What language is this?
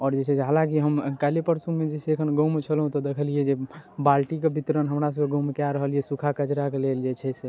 Maithili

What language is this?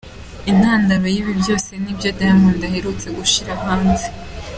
Kinyarwanda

